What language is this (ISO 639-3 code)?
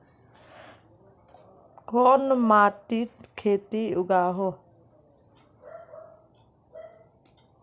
mag